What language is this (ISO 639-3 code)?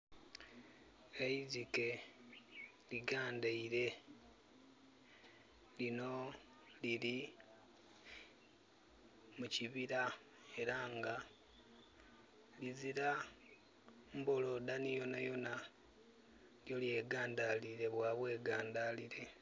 xog